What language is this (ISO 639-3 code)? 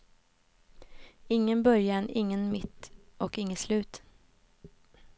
swe